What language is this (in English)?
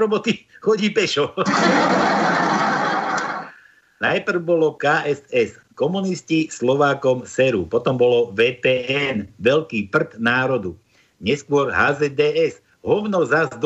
Slovak